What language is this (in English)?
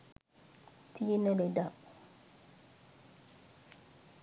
Sinhala